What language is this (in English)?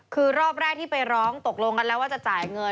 Thai